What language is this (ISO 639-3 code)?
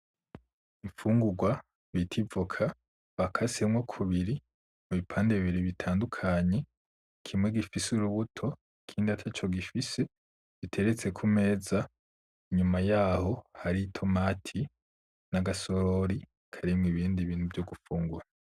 run